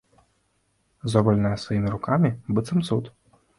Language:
Belarusian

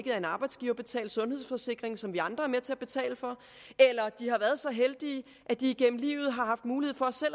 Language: Danish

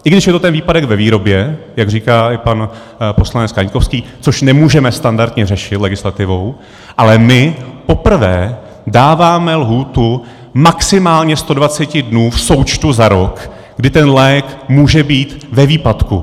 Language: Czech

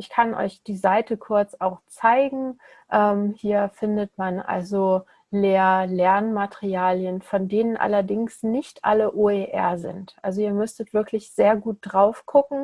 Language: German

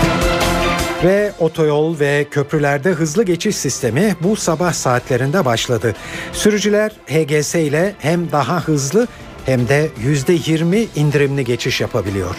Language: Turkish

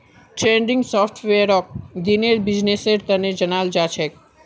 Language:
Magahi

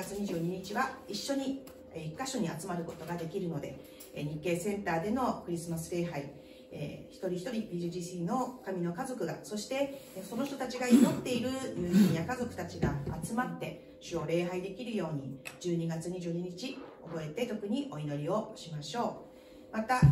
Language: Japanese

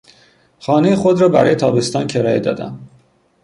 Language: Persian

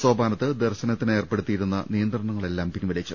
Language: Malayalam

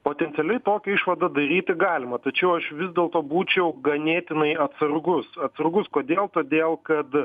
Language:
Lithuanian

